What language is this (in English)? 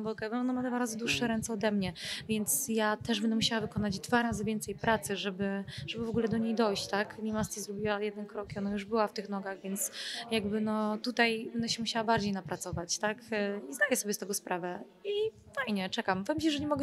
Polish